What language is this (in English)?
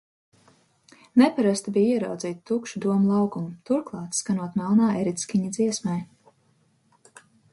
Latvian